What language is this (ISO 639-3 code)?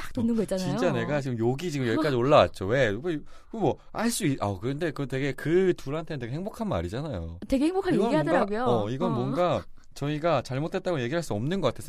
kor